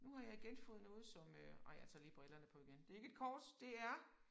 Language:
Danish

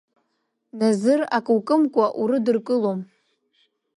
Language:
Abkhazian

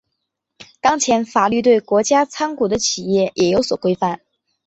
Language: Chinese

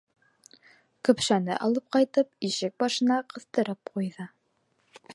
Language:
Bashkir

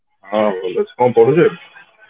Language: Odia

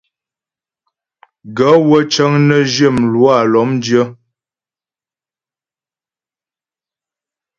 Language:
Ghomala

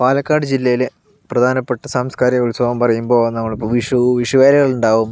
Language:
Malayalam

